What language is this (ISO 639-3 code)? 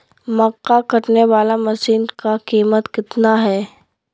mag